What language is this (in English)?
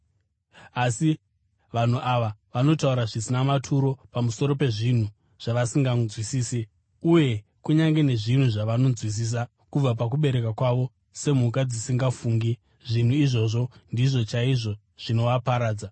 Shona